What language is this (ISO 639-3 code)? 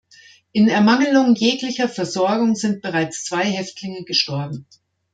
deu